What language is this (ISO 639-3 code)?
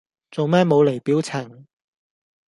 yue